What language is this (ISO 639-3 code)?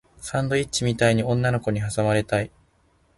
jpn